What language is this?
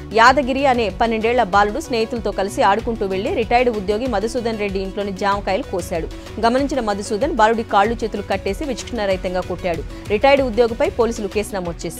Telugu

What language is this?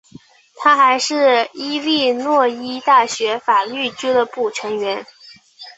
Chinese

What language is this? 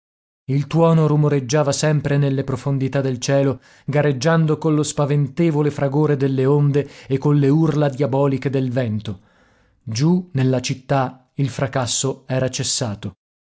Italian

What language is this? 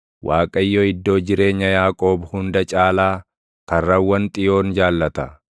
Oromo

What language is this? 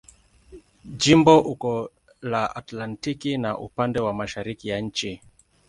Swahili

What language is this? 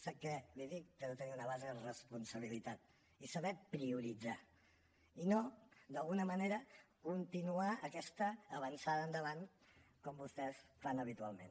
Catalan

